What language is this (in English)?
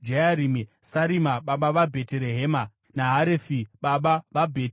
Shona